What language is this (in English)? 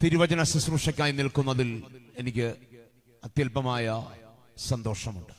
Malayalam